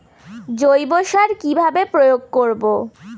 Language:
Bangla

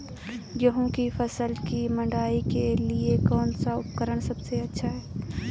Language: Hindi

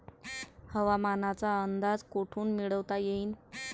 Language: Marathi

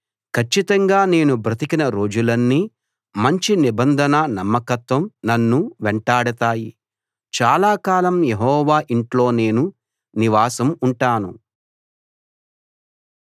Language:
Telugu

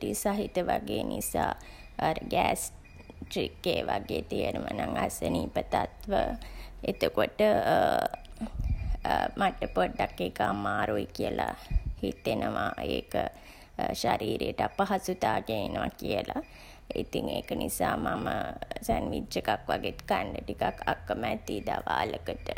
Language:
Sinhala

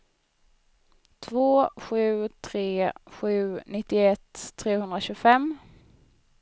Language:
Swedish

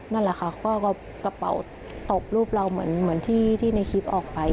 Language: Thai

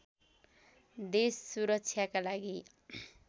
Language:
Nepali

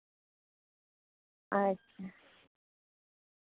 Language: Santali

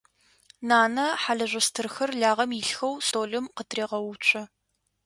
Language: Adyghe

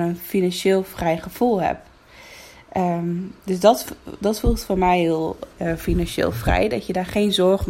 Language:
Dutch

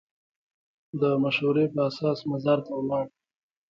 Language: Pashto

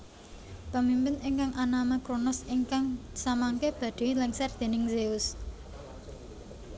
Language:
Javanese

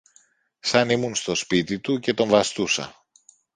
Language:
Greek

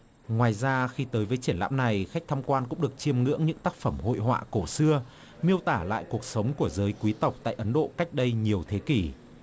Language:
Vietnamese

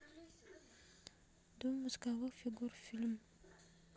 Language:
Russian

